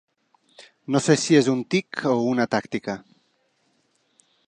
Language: Catalan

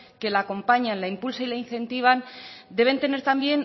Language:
Spanish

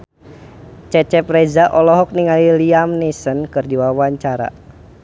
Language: Sundanese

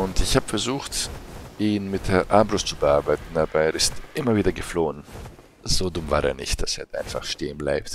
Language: German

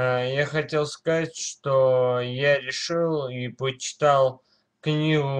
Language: Russian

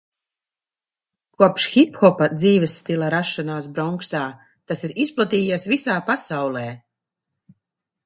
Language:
Latvian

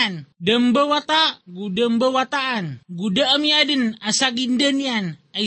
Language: Filipino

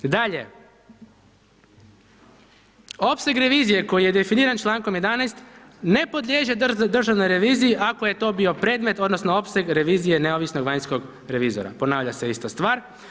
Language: Croatian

